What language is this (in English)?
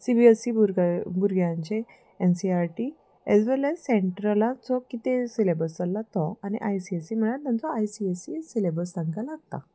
Konkani